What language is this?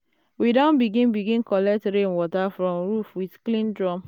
Nigerian Pidgin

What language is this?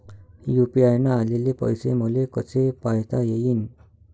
Marathi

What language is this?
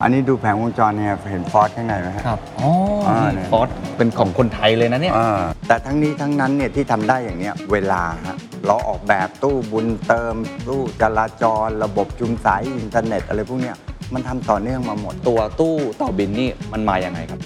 Thai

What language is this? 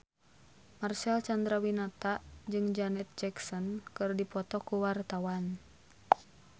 Sundanese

